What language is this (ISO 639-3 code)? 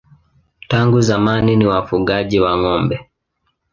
swa